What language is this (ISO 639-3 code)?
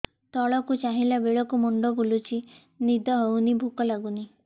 ori